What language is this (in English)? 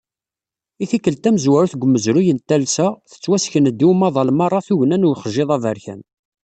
Kabyle